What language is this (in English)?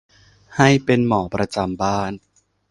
Thai